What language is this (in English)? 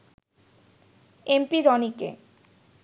Bangla